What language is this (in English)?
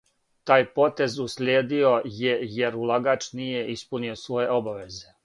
Serbian